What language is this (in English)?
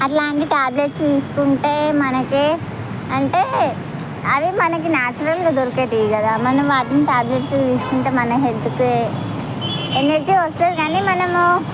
Telugu